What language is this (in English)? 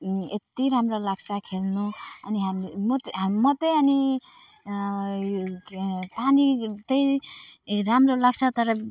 Nepali